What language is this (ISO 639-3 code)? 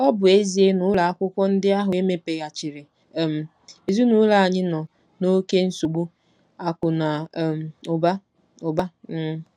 ibo